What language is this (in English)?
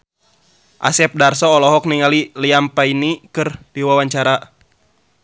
Sundanese